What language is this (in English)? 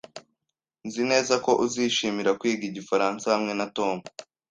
Kinyarwanda